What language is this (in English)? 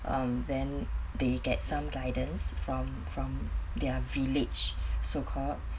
English